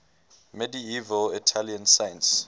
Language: English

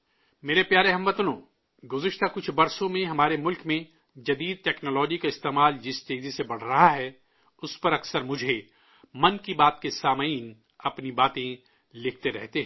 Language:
Urdu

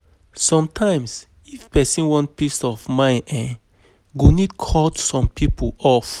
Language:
Nigerian Pidgin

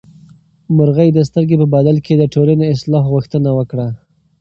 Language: Pashto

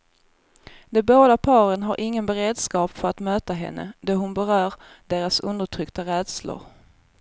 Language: Swedish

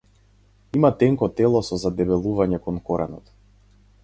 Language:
Macedonian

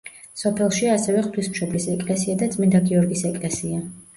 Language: Georgian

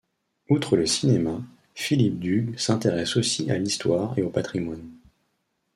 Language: French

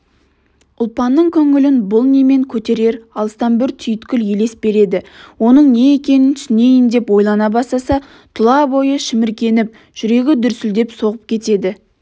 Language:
Kazakh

